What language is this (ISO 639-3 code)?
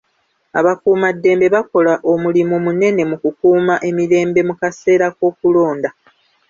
lug